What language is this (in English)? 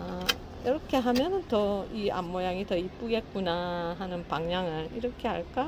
Korean